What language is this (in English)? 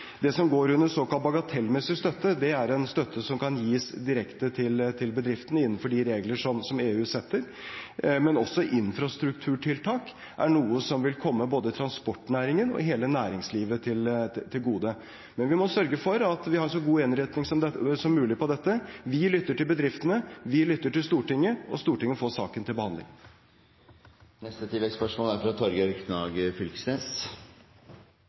Norwegian